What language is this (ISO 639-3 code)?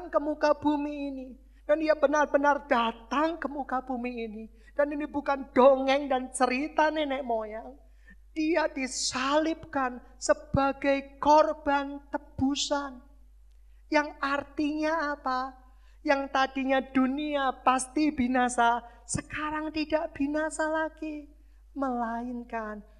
ind